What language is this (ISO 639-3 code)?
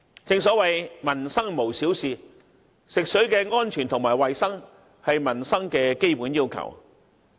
yue